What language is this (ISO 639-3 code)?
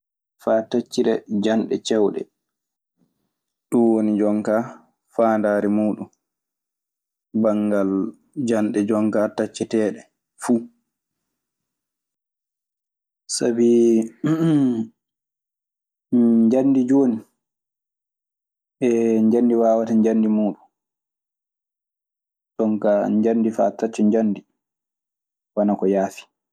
ffm